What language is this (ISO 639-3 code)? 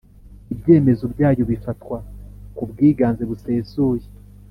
kin